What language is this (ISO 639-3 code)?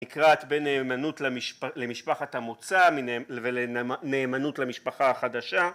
heb